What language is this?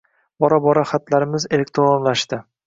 Uzbek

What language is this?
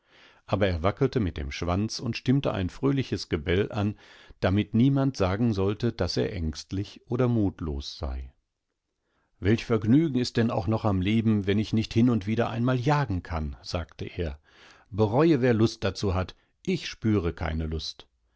German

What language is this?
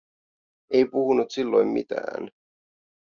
Finnish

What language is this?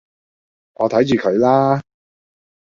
Cantonese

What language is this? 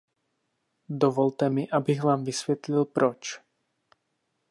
Czech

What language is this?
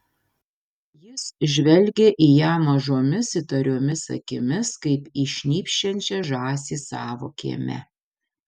Lithuanian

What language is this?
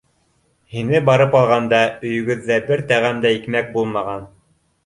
Bashkir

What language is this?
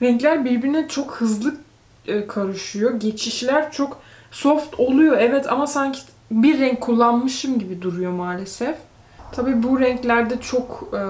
Turkish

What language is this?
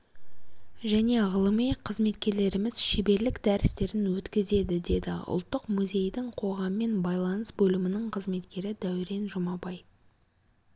Kazakh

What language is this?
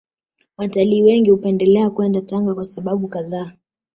Swahili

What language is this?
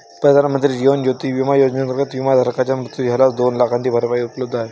Marathi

